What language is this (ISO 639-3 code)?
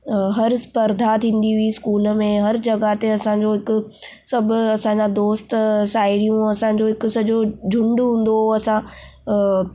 snd